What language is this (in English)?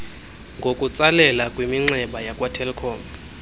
Xhosa